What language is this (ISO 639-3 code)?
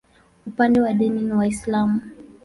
swa